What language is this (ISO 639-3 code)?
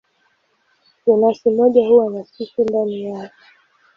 swa